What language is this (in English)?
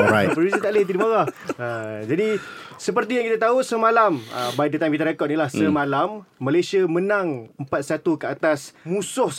Malay